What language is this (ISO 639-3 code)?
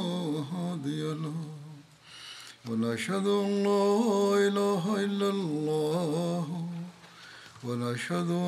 bul